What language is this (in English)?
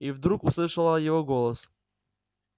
Russian